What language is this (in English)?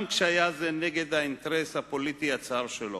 Hebrew